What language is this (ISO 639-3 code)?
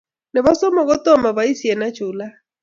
kln